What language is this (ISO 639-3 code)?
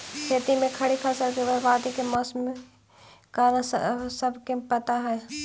mag